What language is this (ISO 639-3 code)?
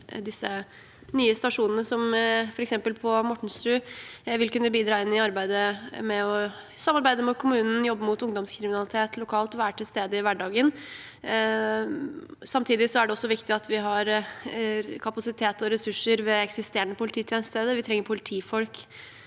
nor